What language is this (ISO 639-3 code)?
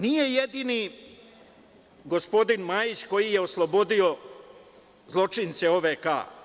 srp